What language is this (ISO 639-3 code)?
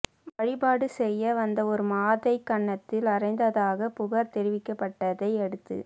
tam